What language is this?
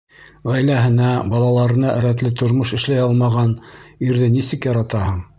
Bashkir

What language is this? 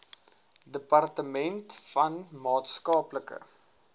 Afrikaans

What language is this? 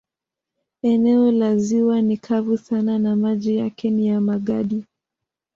Swahili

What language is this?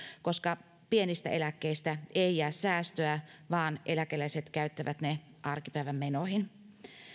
Finnish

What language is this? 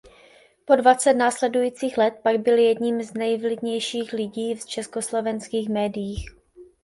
Czech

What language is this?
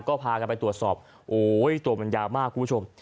Thai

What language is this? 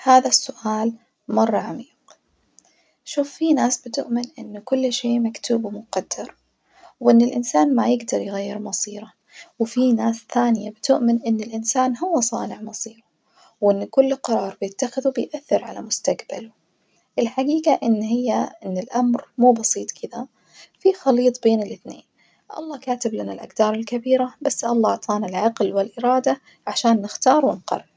Najdi Arabic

